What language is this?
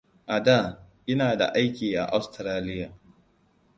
Hausa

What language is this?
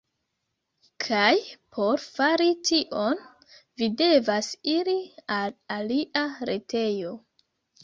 Esperanto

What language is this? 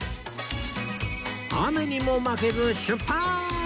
Japanese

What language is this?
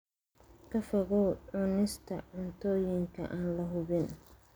Somali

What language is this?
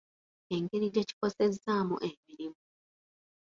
Ganda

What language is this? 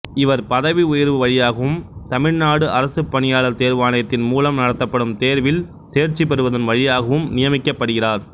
Tamil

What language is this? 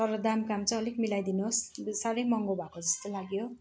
Nepali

